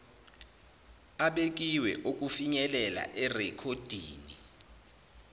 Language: Zulu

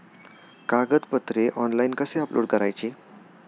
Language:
Marathi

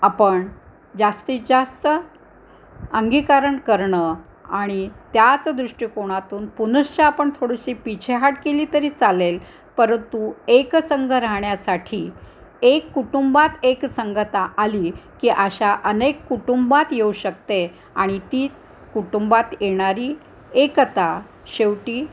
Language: Marathi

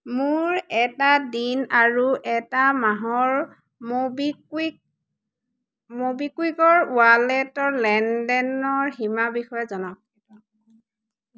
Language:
Assamese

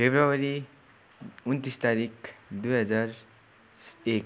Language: Nepali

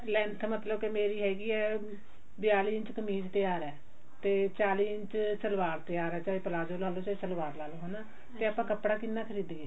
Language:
Punjabi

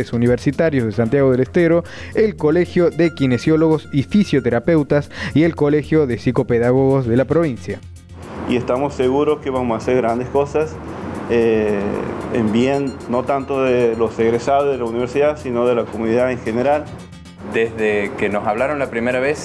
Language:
Spanish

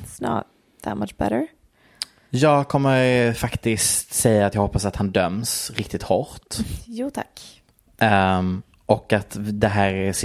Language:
Swedish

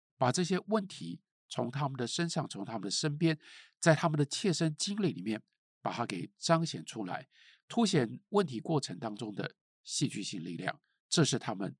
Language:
Chinese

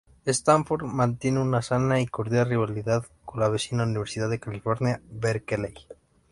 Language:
Spanish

